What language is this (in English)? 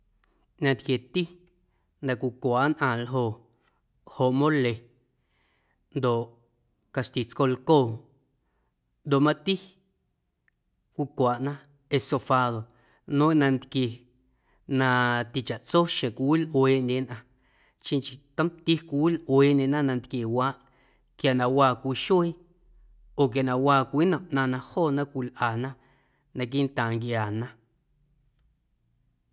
Guerrero Amuzgo